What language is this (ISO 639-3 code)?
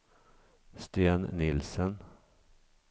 swe